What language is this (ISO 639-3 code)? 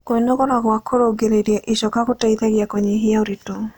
kik